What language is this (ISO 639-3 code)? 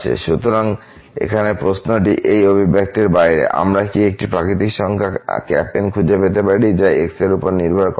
ben